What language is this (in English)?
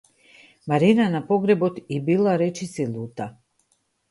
Macedonian